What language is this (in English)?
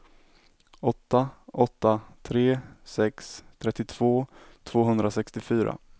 Swedish